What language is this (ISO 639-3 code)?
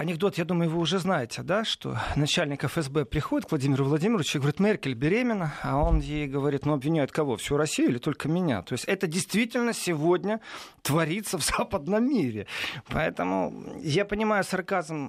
rus